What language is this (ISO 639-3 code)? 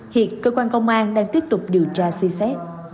vie